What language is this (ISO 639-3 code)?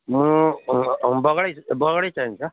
nep